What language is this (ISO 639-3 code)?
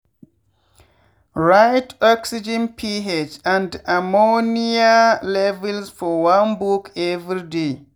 pcm